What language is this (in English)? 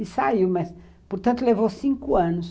Portuguese